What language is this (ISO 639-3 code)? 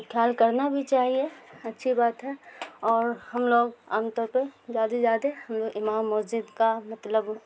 urd